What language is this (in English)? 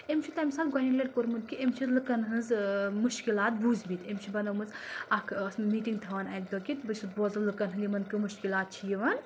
Kashmiri